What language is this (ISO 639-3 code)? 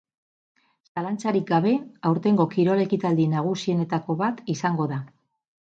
eus